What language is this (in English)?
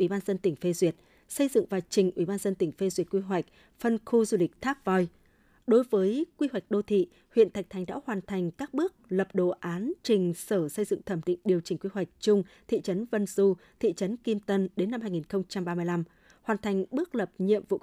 Vietnamese